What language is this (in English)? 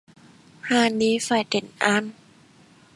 Vietnamese